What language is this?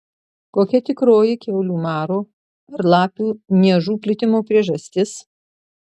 Lithuanian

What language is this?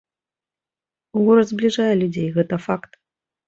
Belarusian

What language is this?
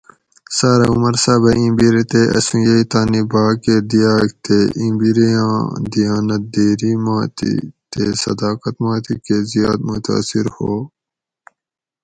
Gawri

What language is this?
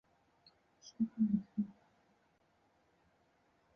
Chinese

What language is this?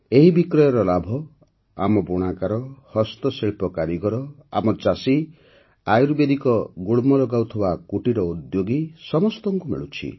Odia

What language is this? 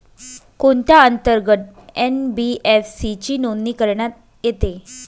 Marathi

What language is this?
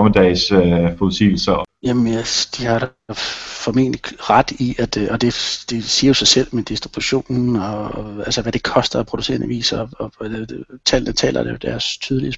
Danish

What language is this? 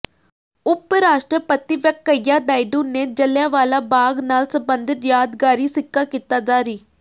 Punjabi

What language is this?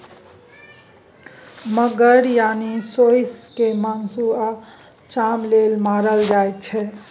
Maithili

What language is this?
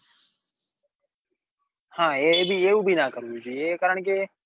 Gujarati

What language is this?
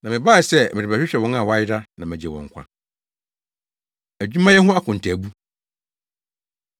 Akan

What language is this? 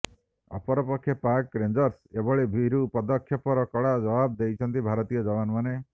Odia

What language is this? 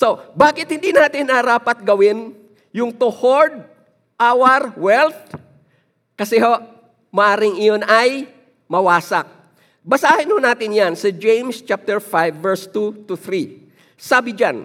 Filipino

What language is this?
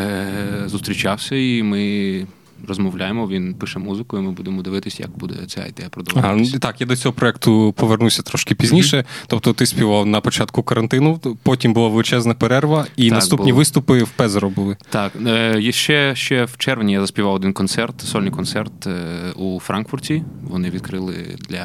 Ukrainian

